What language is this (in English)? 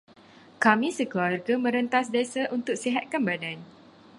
Malay